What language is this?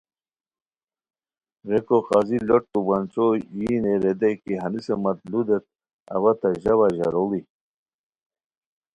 Khowar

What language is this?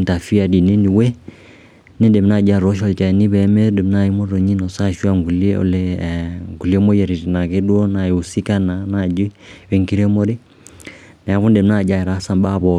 Masai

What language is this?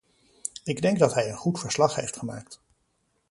Dutch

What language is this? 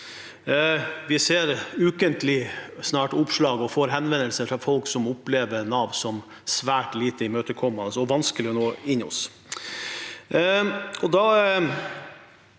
Norwegian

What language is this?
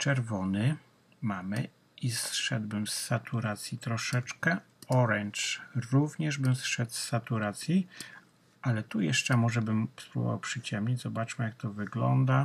Polish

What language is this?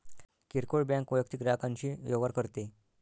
Marathi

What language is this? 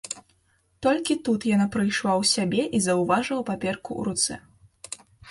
Belarusian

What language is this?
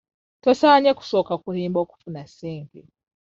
Ganda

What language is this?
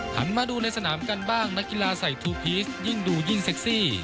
Thai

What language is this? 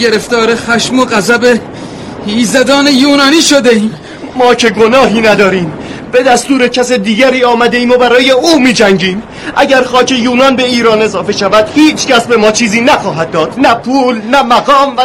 Persian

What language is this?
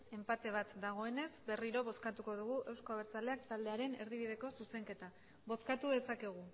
Basque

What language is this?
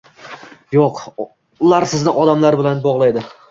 Uzbek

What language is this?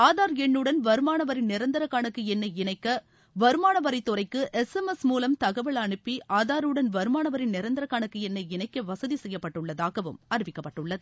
Tamil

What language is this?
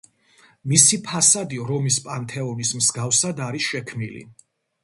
Georgian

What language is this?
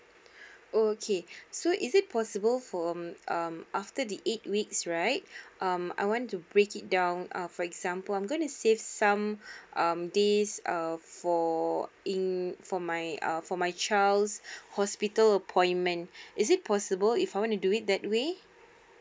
English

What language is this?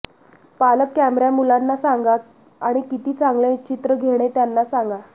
Marathi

